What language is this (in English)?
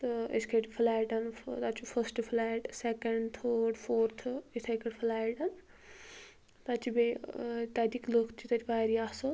Kashmiri